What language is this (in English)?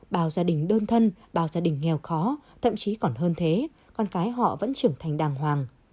Vietnamese